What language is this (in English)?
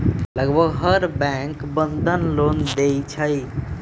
Magahi